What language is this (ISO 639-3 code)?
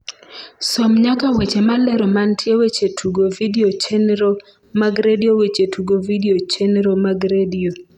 luo